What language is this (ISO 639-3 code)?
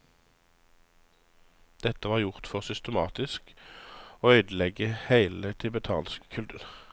nor